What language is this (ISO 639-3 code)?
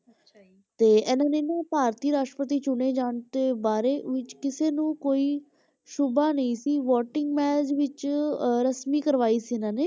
pan